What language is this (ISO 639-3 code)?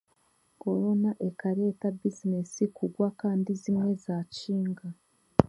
cgg